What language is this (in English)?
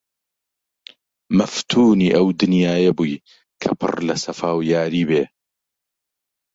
Central Kurdish